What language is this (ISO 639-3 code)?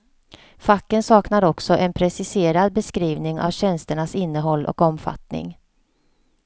swe